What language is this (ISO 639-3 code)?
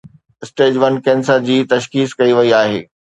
snd